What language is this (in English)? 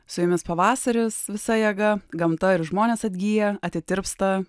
Lithuanian